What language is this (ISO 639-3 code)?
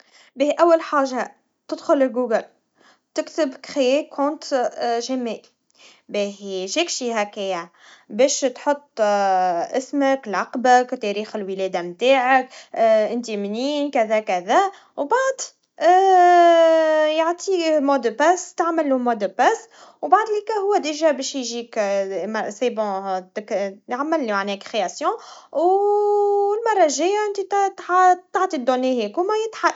aeb